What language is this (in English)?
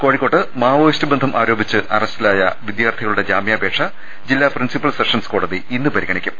Malayalam